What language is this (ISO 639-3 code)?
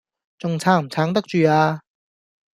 yue